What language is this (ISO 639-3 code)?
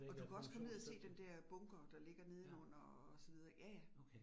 dan